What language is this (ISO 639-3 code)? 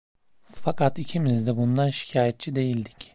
tur